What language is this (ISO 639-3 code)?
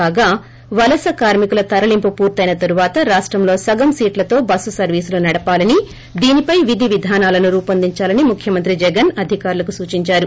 tel